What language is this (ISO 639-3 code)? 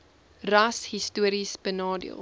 afr